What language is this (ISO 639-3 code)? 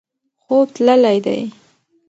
pus